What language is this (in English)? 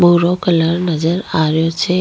Rajasthani